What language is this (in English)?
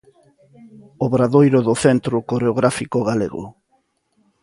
Galician